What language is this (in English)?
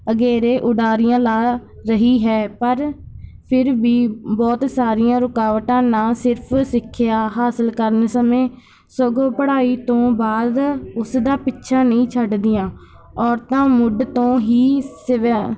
Punjabi